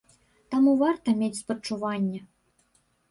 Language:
Belarusian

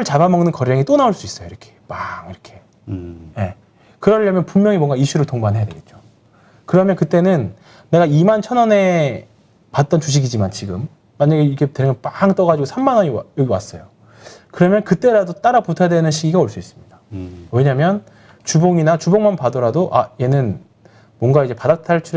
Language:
Korean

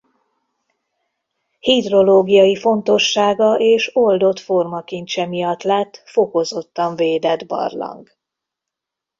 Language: Hungarian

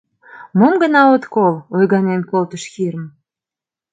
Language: Mari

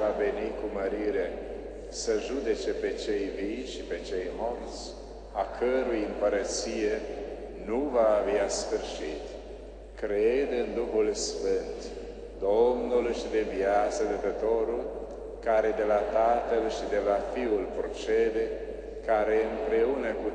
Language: Romanian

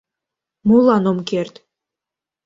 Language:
Mari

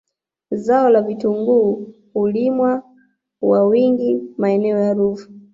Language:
Swahili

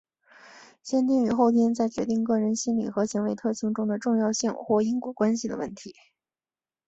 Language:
Chinese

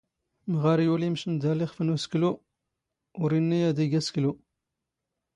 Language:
Standard Moroccan Tamazight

